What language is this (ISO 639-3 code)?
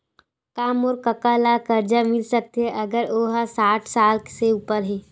hne